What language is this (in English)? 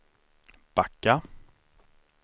Swedish